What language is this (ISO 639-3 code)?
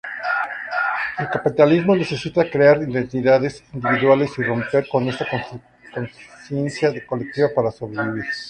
spa